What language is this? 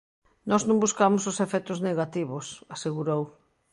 Galician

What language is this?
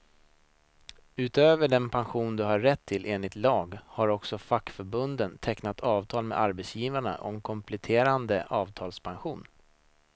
Swedish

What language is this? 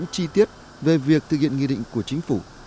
Vietnamese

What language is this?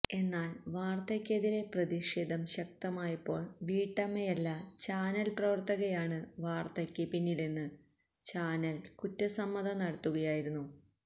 Malayalam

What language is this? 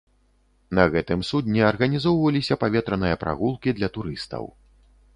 Belarusian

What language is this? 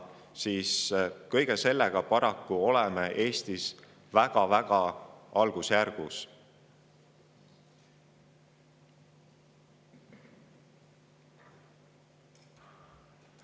Estonian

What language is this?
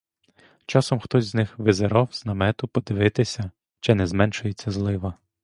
Ukrainian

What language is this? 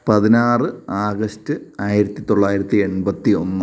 Malayalam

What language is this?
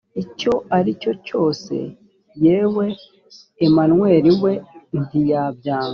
Kinyarwanda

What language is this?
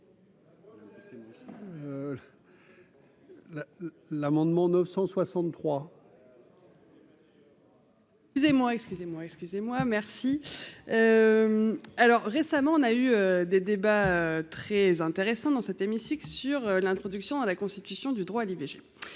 French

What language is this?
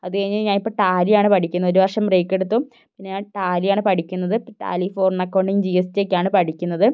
Malayalam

